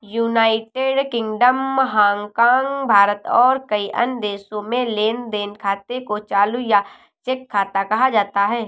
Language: Hindi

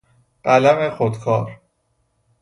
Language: Persian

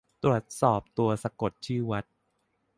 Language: Thai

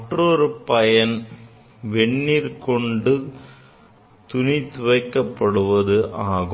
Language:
Tamil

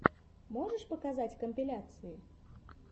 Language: Russian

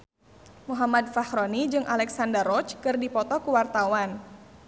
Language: Sundanese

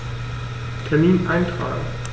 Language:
German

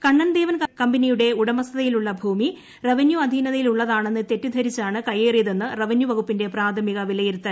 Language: Malayalam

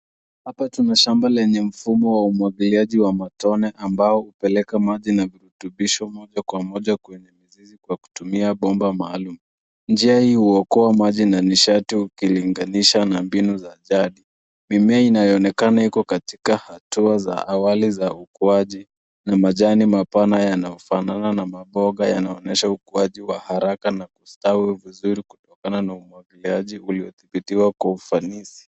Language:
Swahili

